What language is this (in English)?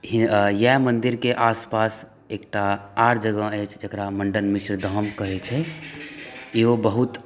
Maithili